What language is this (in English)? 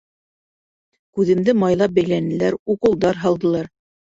Bashkir